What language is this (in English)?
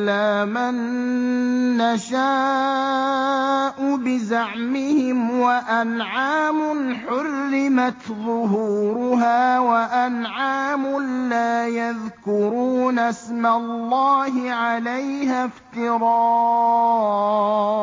Arabic